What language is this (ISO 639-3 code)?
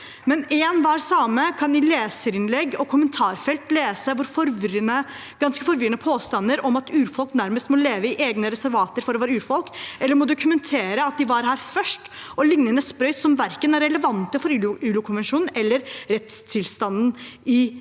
nor